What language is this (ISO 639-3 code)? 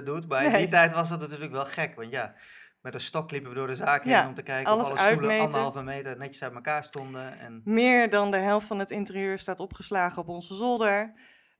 nld